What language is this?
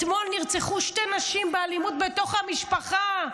Hebrew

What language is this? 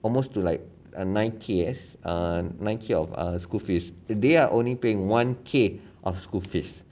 English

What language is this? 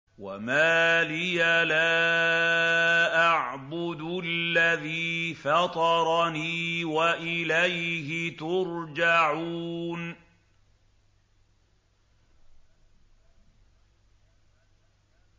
Arabic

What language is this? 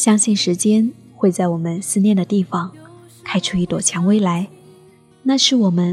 Chinese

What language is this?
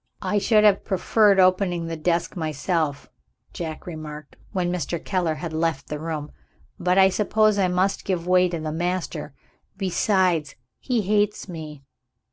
English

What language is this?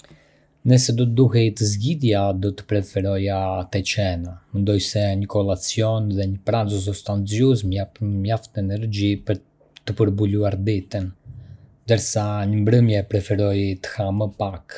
Arbëreshë Albanian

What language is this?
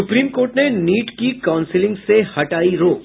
Hindi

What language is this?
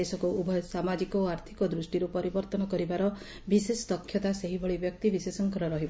Odia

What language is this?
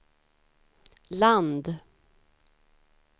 Swedish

